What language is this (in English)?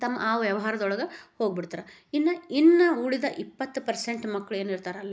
Kannada